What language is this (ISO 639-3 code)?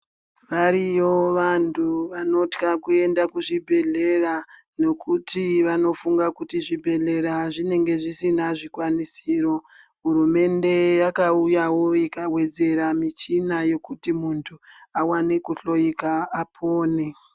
ndc